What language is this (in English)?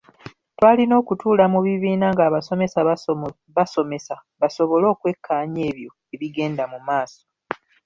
Ganda